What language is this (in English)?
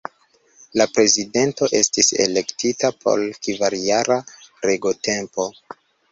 Esperanto